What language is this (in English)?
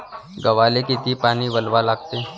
Marathi